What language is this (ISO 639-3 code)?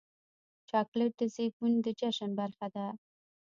pus